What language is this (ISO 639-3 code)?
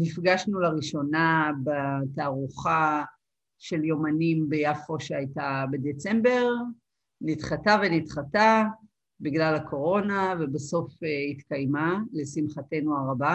heb